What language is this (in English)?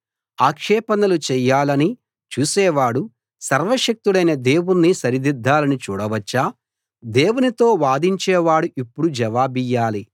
Telugu